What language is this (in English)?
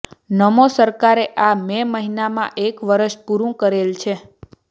Gujarati